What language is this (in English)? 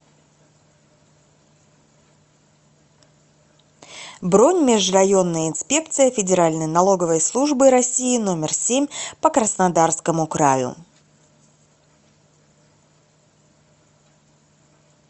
Russian